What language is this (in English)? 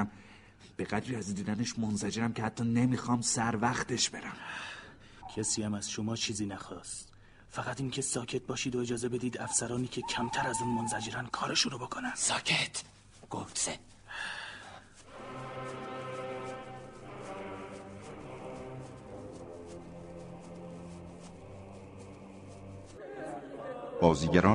Persian